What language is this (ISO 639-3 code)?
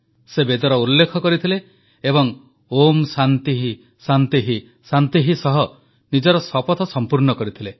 ori